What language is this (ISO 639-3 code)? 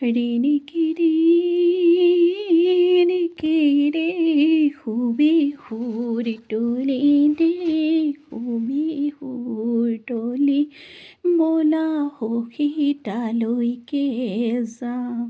asm